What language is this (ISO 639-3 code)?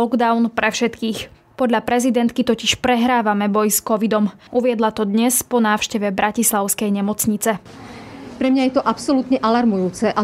slk